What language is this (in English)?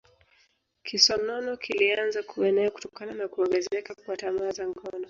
Swahili